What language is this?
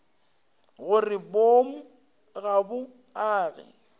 Northern Sotho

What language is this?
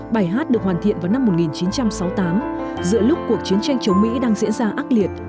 Vietnamese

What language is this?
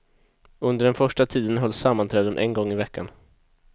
Swedish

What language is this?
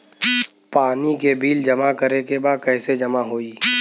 Bhojpuri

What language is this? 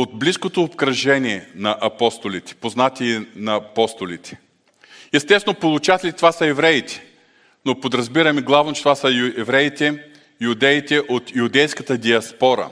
Bulgarian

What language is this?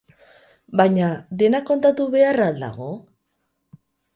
Basque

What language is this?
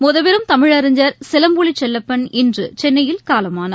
Tamil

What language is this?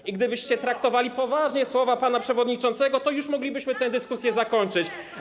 Polish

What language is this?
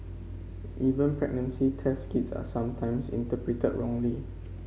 English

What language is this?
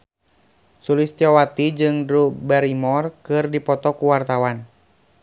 Sundanese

